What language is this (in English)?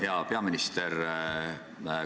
Estonian